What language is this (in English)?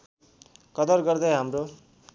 Nepali